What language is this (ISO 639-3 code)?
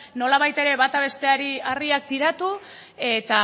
eus